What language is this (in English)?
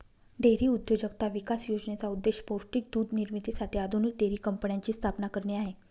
Marathi